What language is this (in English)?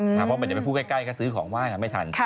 Thai